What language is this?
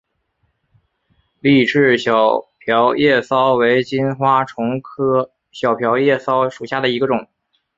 Chinese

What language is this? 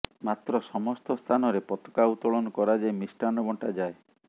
Odia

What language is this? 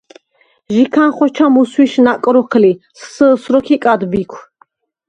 Svan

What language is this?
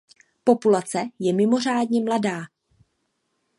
Czech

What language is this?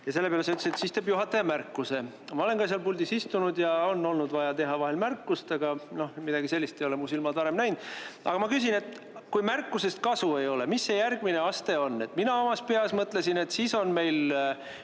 Estonian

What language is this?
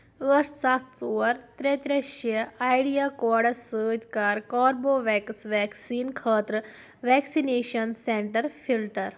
Kashmiri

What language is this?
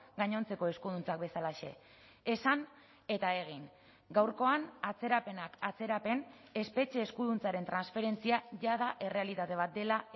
Basque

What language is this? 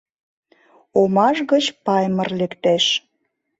Mari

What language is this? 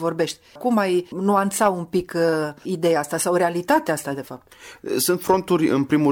Romanian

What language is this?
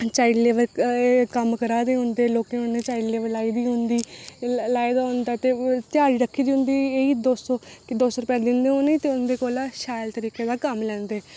Dogri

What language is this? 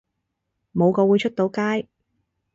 Cantonese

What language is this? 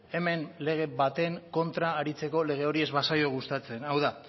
Basque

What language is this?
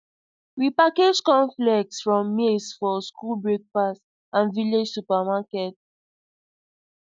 Nigerian Pidgin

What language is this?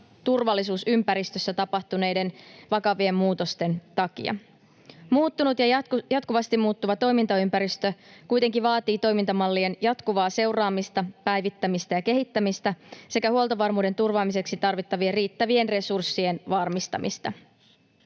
Finnish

